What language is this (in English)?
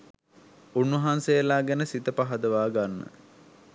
Sinhala